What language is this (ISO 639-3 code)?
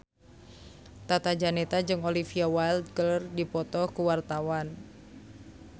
sun